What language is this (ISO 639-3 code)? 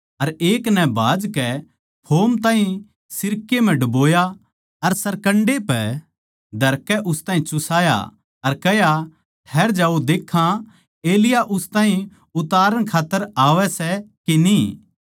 bgc